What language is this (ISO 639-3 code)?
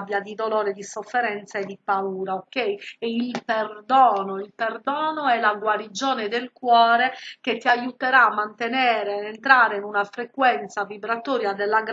ita